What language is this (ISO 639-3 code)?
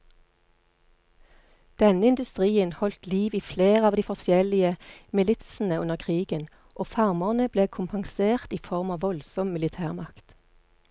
nor